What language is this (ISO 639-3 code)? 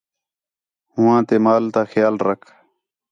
xhe